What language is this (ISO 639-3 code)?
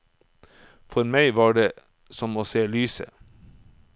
nor